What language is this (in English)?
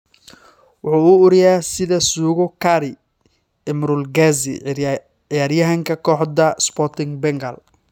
Somali